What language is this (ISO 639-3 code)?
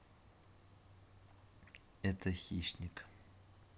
rus